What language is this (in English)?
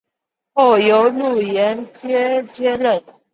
Chinese